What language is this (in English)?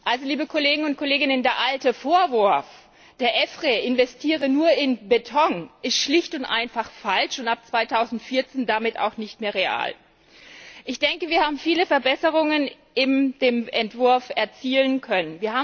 German